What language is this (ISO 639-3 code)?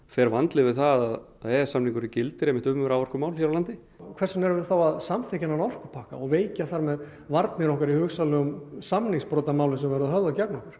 isl